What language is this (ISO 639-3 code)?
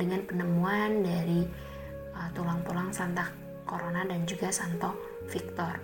ind